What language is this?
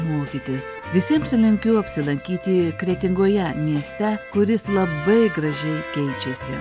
Lithuanian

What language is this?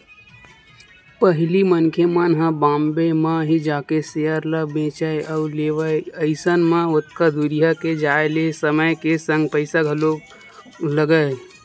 Chhattisgarhi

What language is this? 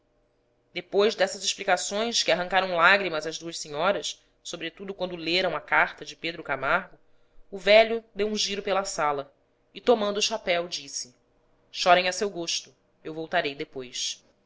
Portuguese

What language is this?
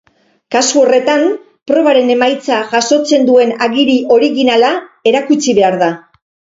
Basque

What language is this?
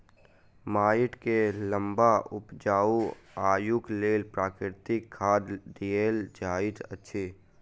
Maithili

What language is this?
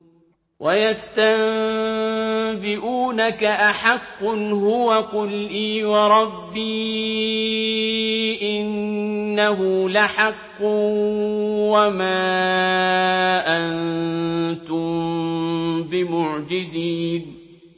Arabic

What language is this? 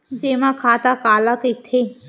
Chhattisgarhi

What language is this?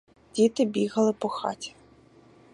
Ukrainian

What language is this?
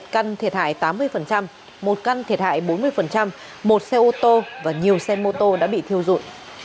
Vietnamese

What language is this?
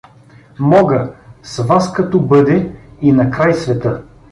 Bulgarian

